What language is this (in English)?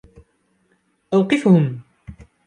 Arabic